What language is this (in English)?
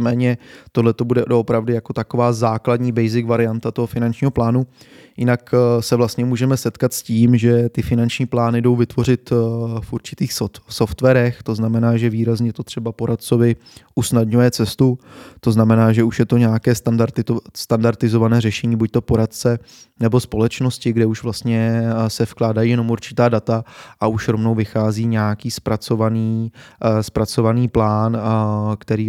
Czech